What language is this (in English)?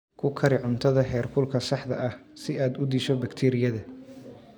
Somali